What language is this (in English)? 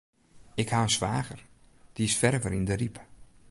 Western Frisian